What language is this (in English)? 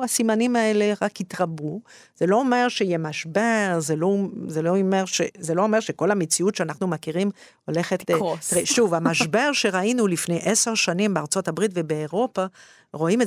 Hebrew